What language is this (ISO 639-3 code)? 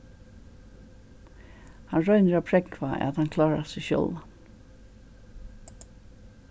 fao